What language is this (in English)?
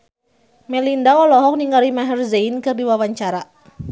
Sundanese